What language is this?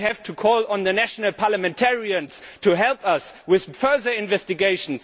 English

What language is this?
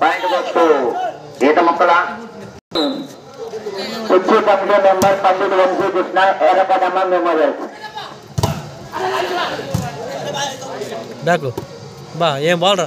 Indonesian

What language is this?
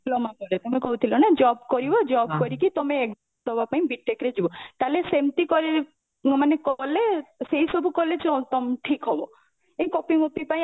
Odia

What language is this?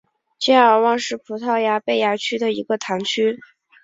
Chinese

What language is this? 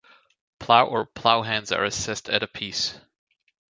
English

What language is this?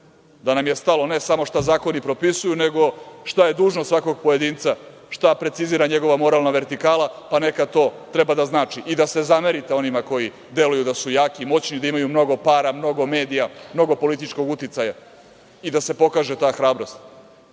Serbian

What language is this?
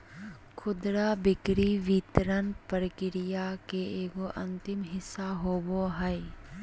Magahi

